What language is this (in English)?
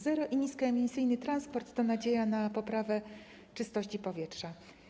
Polish